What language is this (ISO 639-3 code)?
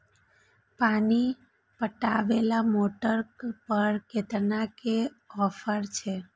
mai